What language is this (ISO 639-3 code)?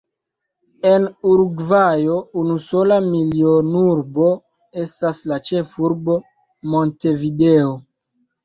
epo